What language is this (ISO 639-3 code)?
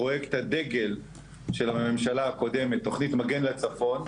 heb